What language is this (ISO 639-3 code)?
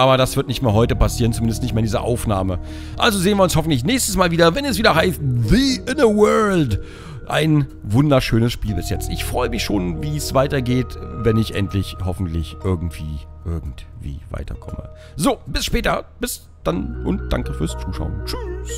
deu